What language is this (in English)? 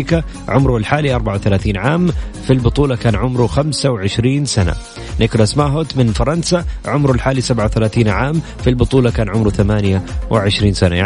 Arabic